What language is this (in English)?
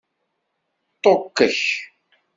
Kabyle